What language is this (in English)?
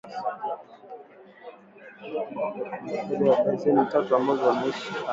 Swahili